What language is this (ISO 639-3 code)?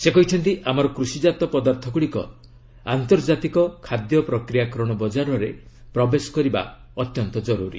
ori